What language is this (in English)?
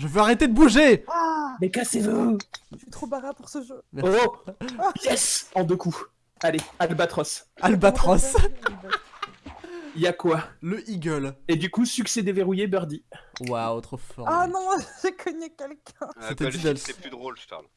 French